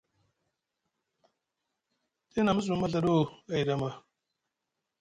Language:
Musgu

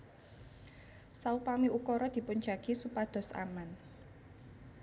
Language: Javanese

